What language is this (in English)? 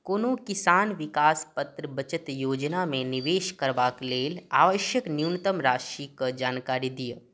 Maithili